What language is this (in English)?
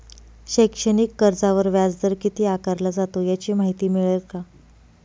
Marathi